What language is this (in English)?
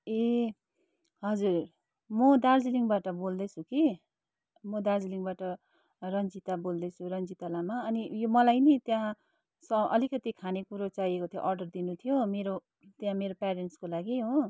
Nepali